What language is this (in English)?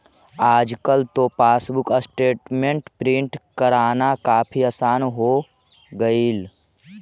Magahi